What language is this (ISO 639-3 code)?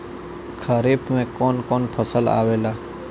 bho